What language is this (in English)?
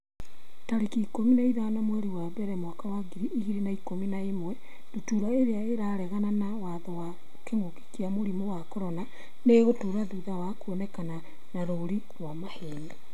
Kikuyu